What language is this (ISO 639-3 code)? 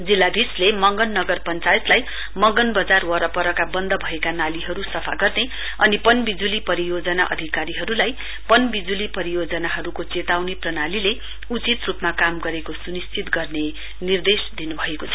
nep